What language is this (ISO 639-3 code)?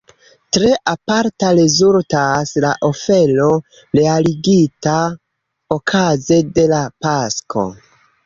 epo